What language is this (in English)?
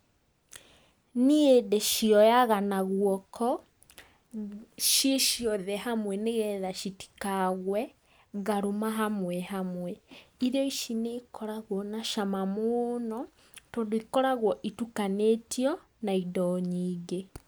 Kikuyu